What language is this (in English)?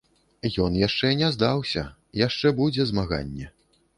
Belarusian